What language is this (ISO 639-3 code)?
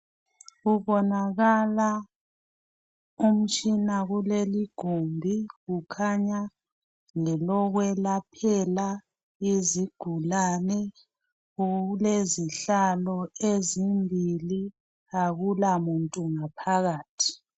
nde